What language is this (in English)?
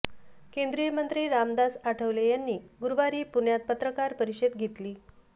Marathi